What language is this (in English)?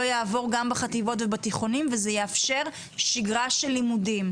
Hebrew